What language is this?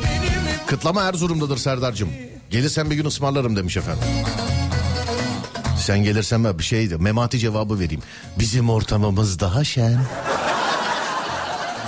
Turkish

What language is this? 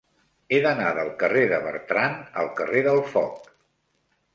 Catalan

